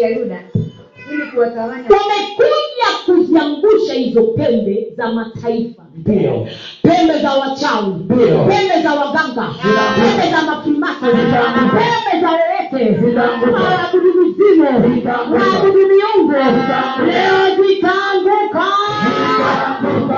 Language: Swahili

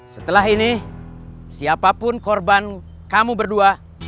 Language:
Indonesian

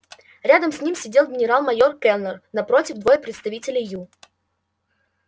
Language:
Russian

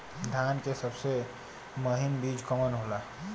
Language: Bhojpuri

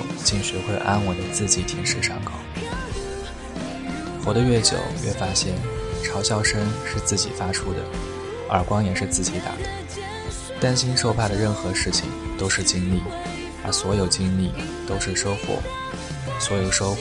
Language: Chinese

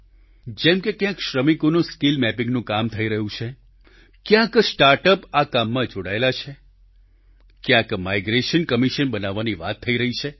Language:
Gujarati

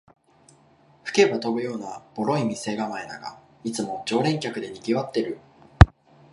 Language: Japanese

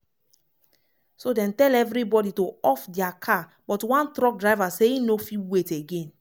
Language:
Nigerian Pidgin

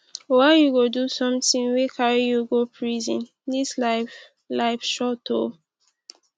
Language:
Nigerian Pidgin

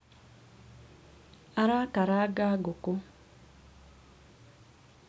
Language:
Kikuyu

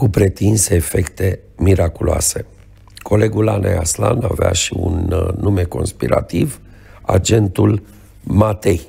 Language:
Romanian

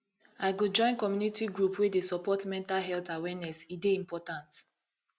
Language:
Nigerian Pidgin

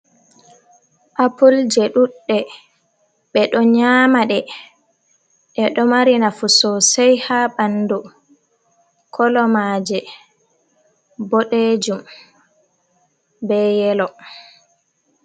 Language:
Fula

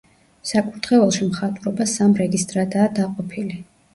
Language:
Georgian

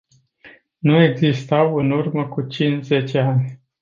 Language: Romanian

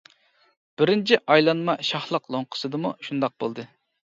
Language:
Uyghur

